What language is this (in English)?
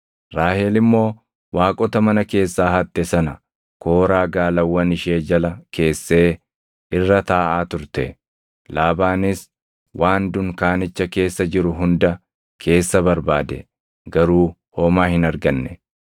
Oromo